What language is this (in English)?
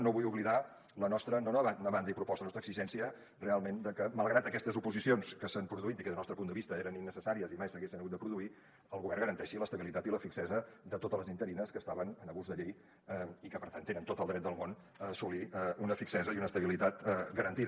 Catalan